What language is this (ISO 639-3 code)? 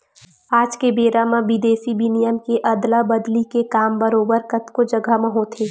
hne